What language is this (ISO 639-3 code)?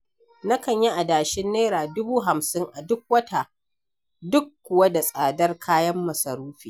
hau